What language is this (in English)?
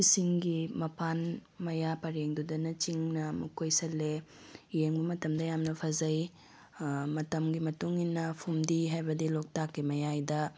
Manipuri